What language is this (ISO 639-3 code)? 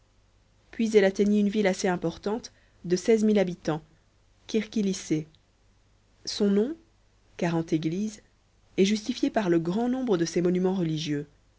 fra